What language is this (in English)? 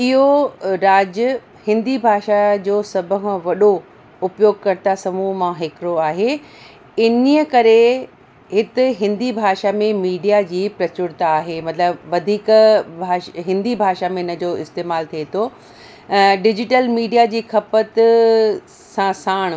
Sindhi